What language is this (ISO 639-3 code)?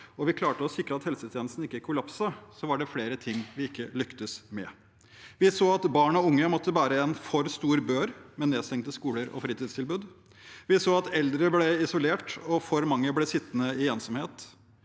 nor